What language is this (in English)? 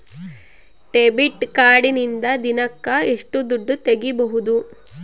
Kannada